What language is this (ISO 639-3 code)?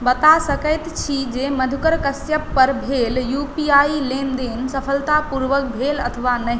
mai